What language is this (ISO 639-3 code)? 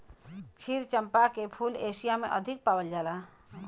bho